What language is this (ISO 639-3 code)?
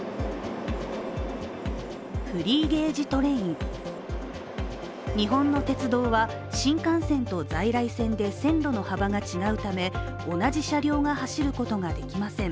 jpn